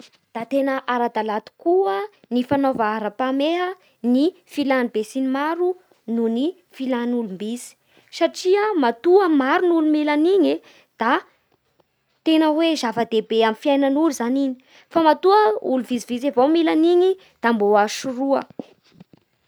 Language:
Bara Malagasy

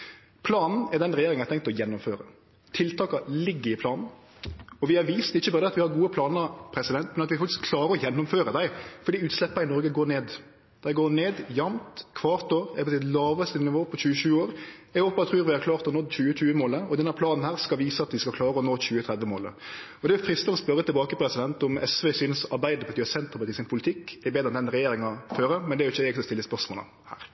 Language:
Norwegian Nynorsk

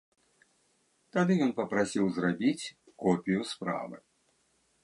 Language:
Belarusian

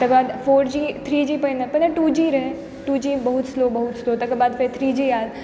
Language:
Maithili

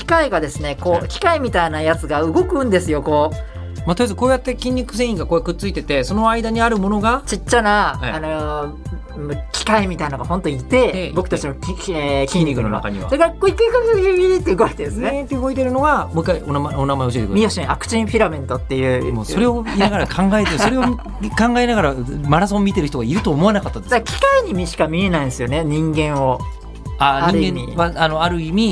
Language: Japanese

